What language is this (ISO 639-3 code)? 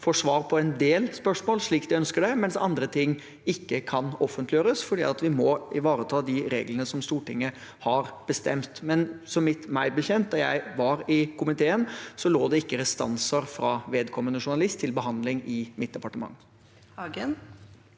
nor